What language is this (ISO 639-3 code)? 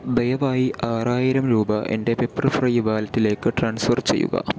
mal